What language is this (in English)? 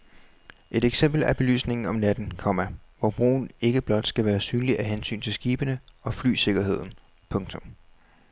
Danish